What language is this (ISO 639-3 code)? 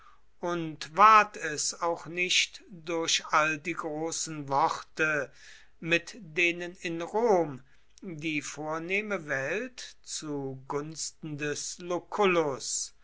deu